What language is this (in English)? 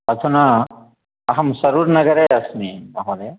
Sanskrit